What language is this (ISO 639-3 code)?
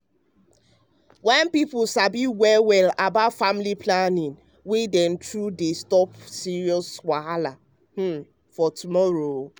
pcm